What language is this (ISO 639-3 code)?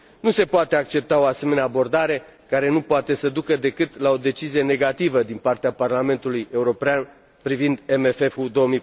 ron